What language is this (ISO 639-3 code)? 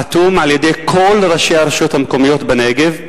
heb